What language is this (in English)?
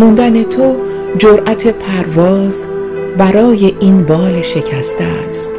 Persian